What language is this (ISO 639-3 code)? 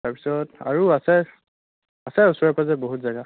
asm